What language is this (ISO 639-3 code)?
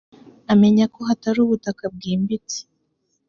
kin